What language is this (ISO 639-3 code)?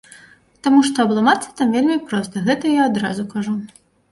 bel